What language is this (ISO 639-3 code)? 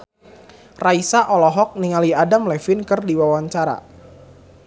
sun